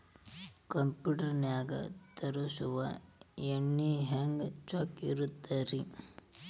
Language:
Kannada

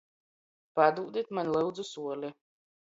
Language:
Latgalian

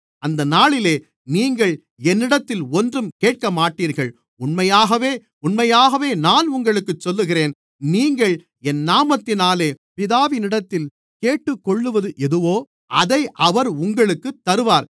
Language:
Tamil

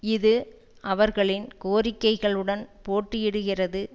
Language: Tamil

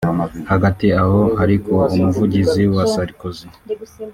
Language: Kinyarwanda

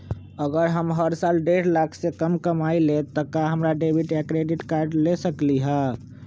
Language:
Magahi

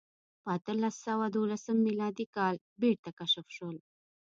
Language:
Pashto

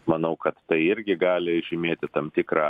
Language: Lithuanian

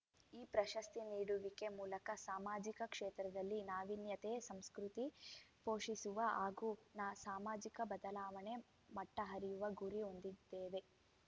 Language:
Kannada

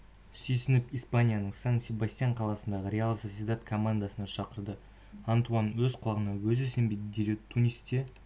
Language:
Kazakh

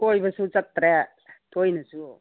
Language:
Manipuri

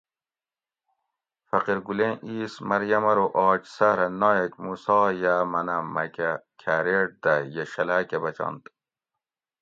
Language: Gawri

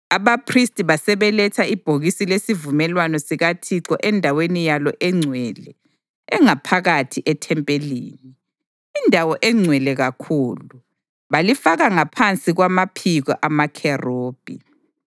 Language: North Ndebele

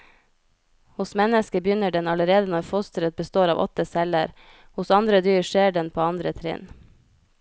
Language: Norwegian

